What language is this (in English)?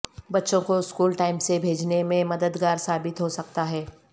Urdu